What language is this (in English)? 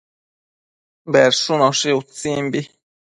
Matsés